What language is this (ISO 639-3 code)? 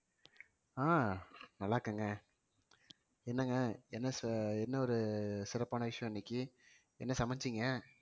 tam